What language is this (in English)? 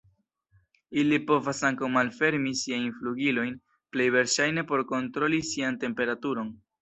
Esperanto